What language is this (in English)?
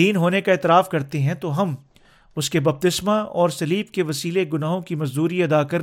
Urdu